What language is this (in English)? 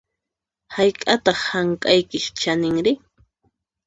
Puno Quechua